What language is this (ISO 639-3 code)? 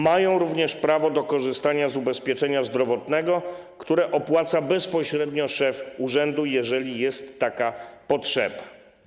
pol